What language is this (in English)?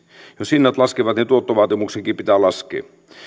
Finnish